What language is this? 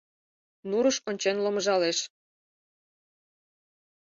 Mari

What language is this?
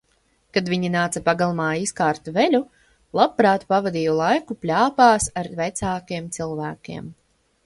Latvian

